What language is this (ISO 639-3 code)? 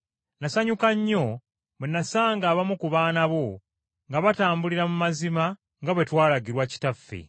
lug